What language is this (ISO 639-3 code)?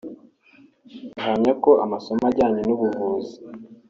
kin